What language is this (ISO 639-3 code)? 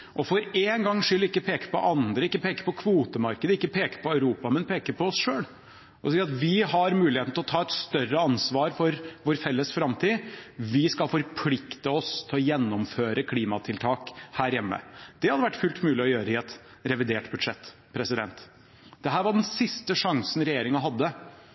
nob